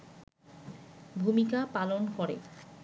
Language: Bangla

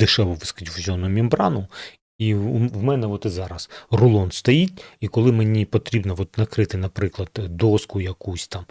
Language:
Ukrainian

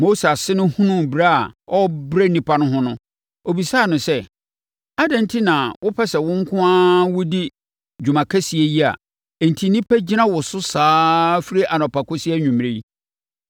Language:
Akan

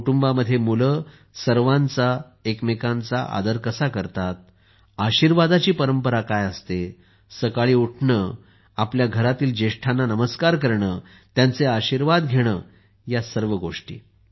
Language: Marathi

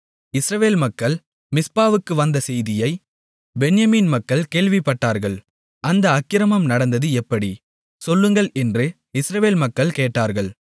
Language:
Tamil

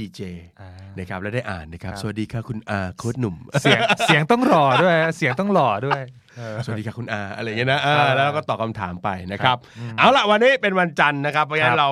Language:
Thai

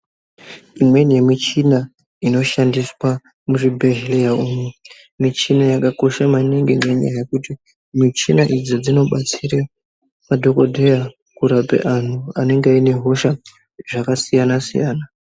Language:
Ndau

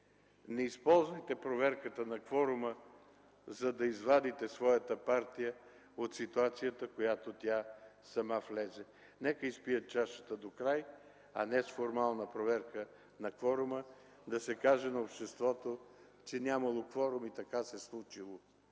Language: Bulgarian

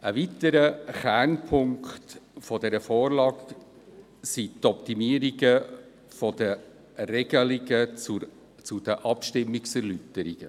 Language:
Swiss German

